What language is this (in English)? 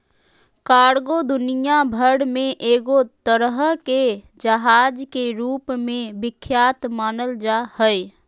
Magahi